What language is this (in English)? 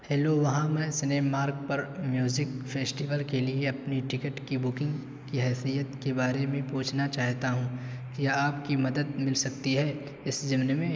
Urdu